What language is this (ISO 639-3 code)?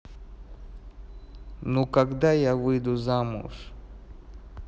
rus